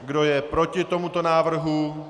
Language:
Czech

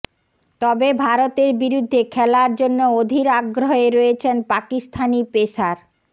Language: Bangla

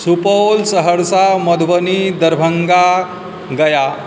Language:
Maithili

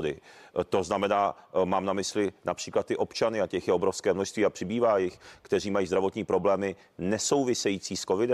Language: Czech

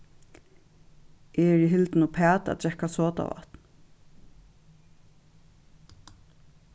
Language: Faroese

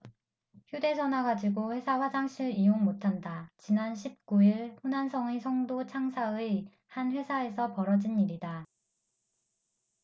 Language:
Korean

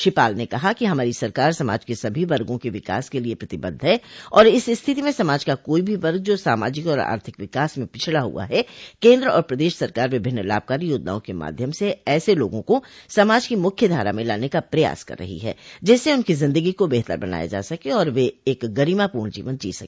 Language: Hindi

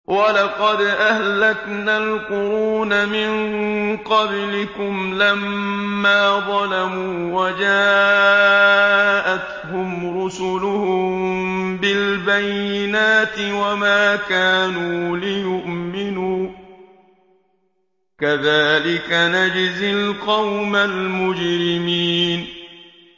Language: Arabic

